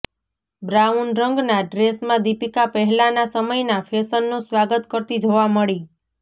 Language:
Gujarati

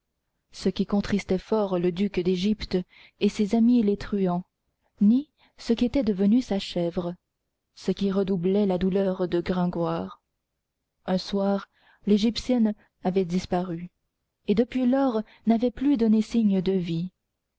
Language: French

